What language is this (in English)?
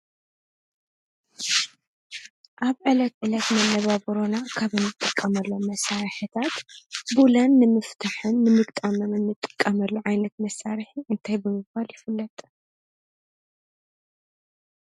Tigrinya